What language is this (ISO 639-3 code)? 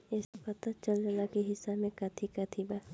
bho